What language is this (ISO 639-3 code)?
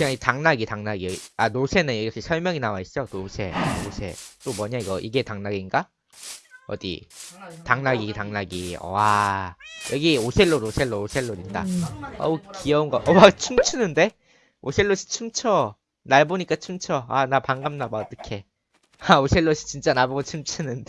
kor